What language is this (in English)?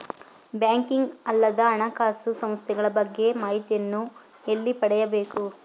Kannada